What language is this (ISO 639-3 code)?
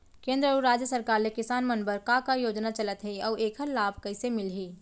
hne